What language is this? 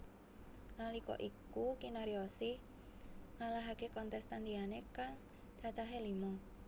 Javanese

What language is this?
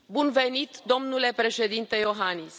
Romanian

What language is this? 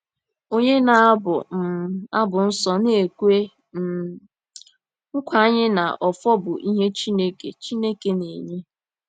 Igbo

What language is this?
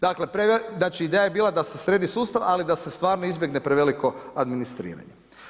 Croatian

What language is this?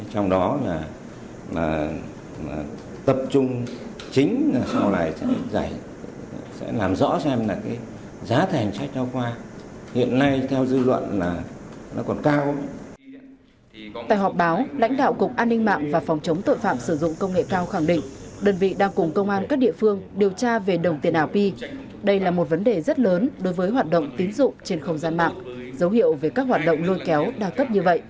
Vietnamese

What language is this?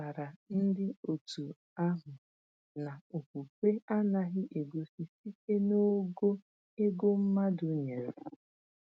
Igbo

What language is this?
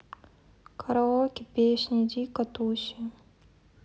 Russian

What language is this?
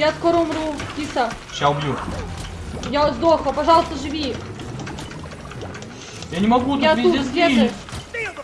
Russian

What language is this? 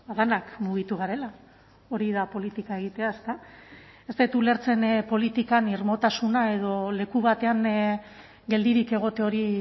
Basque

